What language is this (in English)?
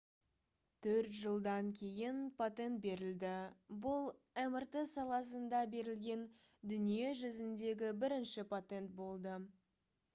Kazakh